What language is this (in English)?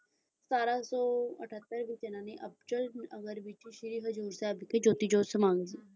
Punjabi